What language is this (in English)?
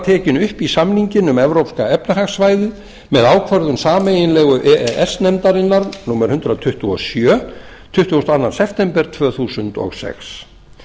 Icelandic